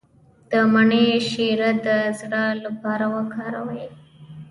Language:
Pashto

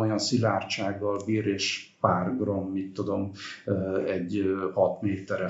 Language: Hungarian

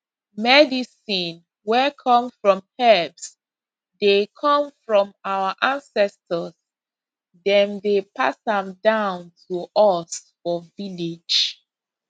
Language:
Nigerian Pidgin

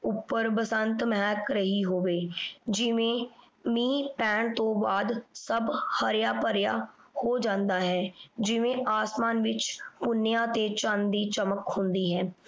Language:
Punjabi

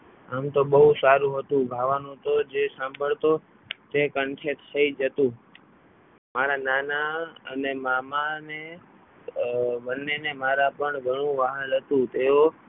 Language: Gujarati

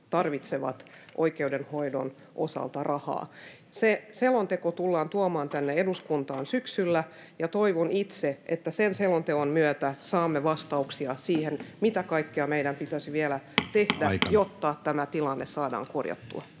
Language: Finnish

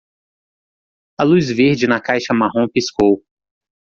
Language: Portuguese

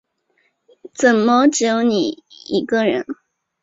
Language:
Chinese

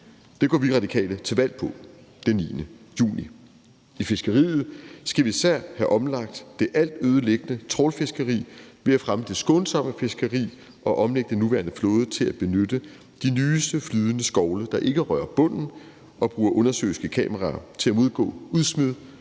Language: Danish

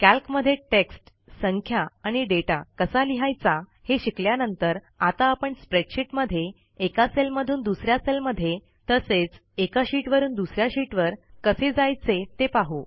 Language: Marathi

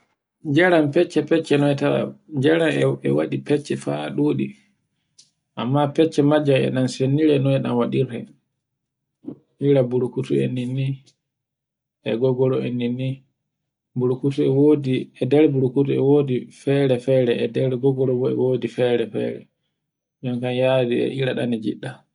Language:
Borgu Fulfulde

